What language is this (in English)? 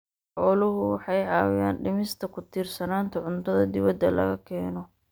Somali